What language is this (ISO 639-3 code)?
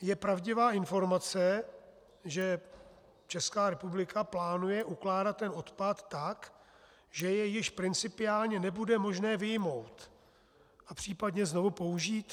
ces